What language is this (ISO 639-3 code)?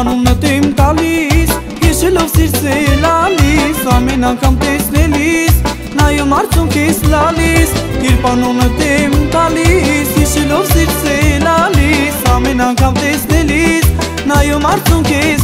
ara